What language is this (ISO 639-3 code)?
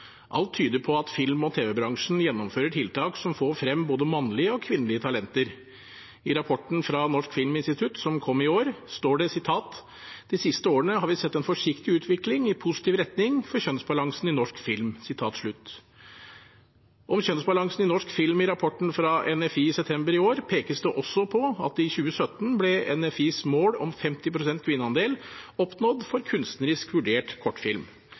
nob